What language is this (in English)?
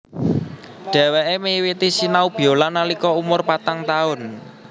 Javanese